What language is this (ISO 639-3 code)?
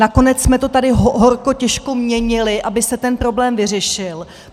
ces